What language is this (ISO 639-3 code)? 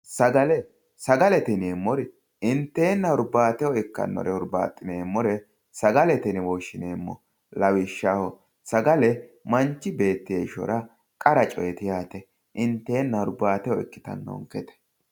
sid